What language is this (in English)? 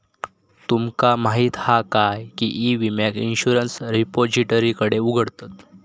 Marathi